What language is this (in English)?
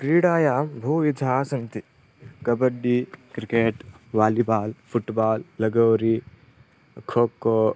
Sanskrit